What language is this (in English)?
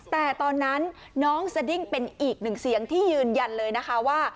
Thai